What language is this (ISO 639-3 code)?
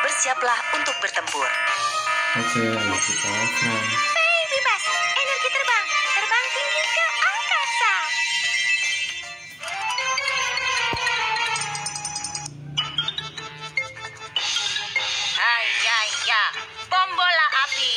ind